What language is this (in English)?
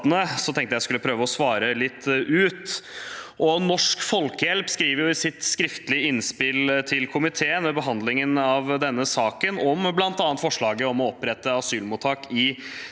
Norwegian